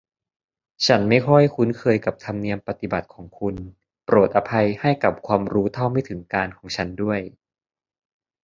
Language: Thai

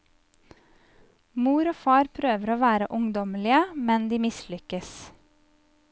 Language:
Norwegian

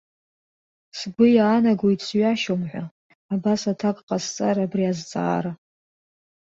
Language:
Abkhazian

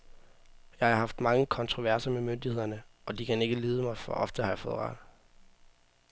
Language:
Danish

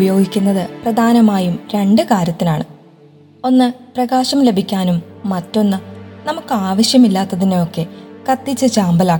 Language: Malayalam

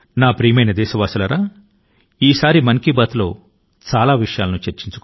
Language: Telugu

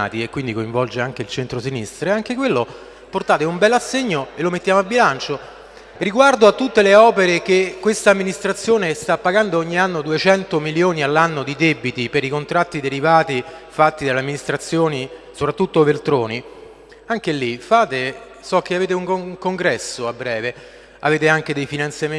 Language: Italian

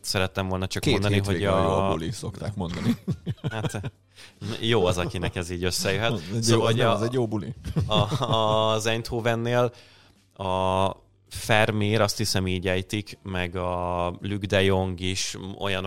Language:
Hungarian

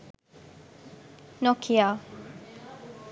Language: Sinhala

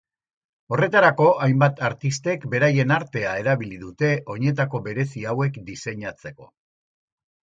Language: Basque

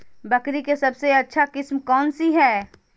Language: Magahi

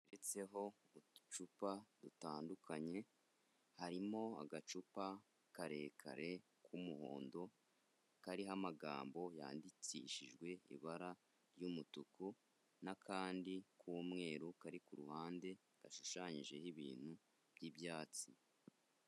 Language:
Kinyarwanda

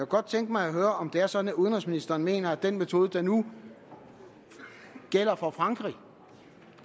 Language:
Danish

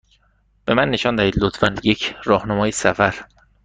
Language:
Persian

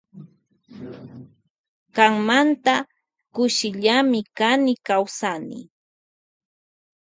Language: Loja Highland Quichua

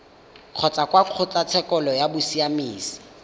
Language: Tswana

